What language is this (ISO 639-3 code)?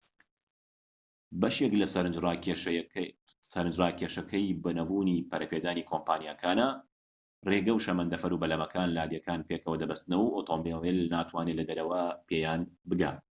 ckb